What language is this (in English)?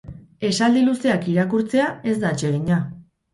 Basque